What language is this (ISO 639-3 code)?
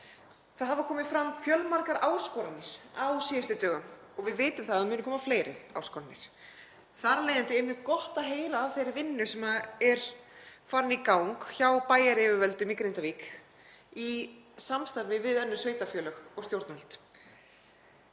isl